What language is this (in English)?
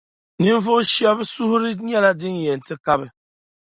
Dagbani